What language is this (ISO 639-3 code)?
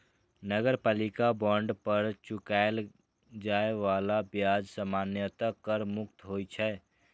mai